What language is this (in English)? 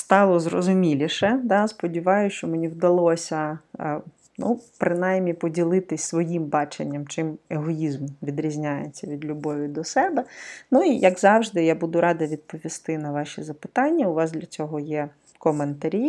Ukrainian